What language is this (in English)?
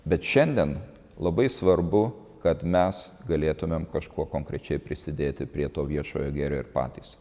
Lithuanian